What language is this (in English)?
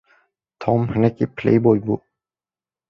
Kurdish